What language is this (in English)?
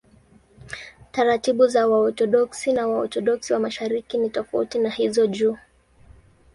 Swahili